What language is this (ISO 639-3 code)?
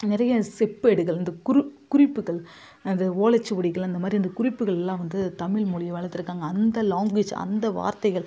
tam